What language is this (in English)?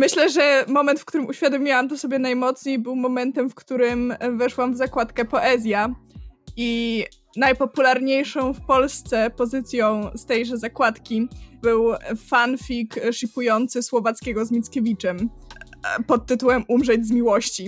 Polish